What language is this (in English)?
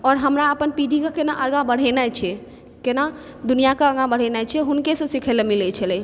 Maithili